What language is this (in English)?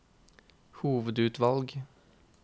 Norwegian